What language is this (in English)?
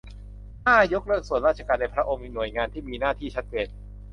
Thai